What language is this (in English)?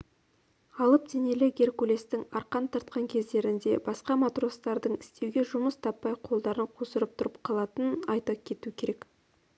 Kazakh